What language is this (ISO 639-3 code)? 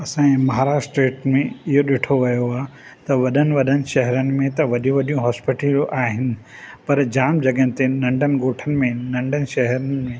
snd